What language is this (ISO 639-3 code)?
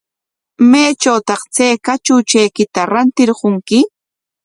qwa